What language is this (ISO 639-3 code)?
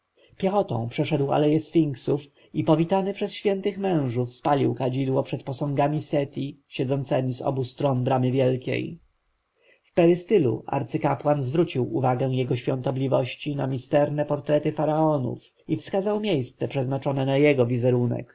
pol